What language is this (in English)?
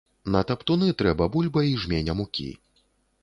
Belarusian